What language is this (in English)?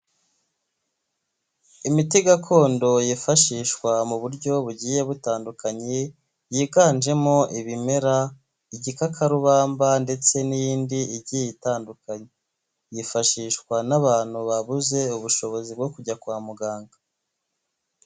Kinyarwanda